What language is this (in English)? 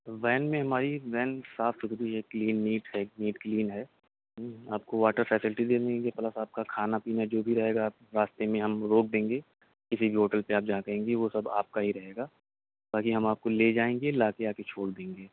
Urdu